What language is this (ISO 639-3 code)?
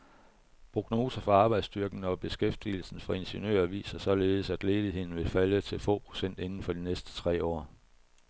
dan